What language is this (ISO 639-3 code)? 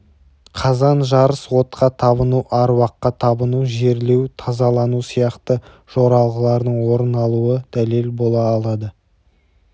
kaz